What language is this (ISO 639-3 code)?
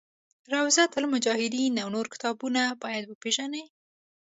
pus